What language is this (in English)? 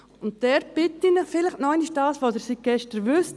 Swiss German